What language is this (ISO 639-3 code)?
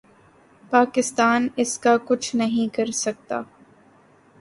urd